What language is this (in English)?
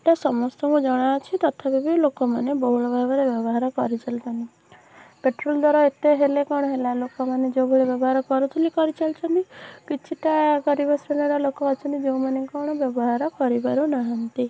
Odia